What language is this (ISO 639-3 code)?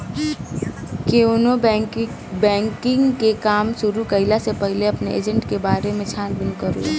bho